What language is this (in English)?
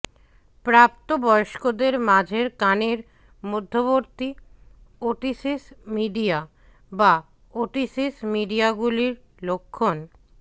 Bangla